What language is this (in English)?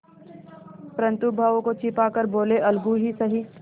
Hindi